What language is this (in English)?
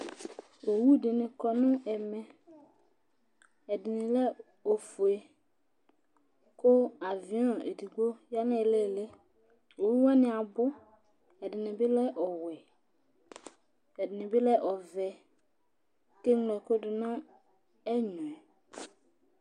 Ikposo